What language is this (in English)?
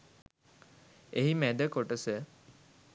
Sinhala